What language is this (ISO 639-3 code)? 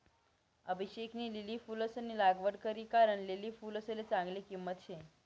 mar